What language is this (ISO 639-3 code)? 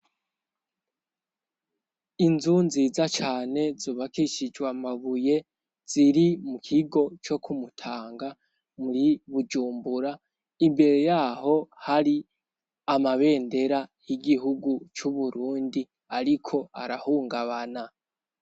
run